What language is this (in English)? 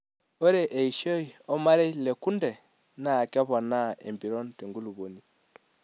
Masai